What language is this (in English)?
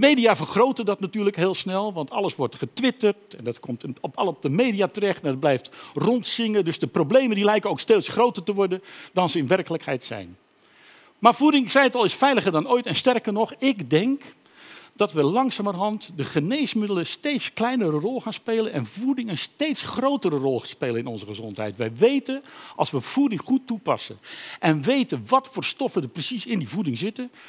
Dutch